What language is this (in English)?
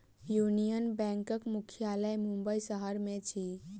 Maithili